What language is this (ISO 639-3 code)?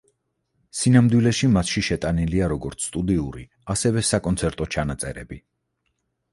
kat